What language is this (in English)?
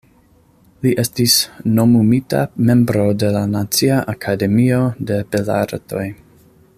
Esperanto